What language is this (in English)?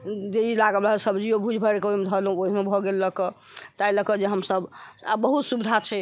Maithili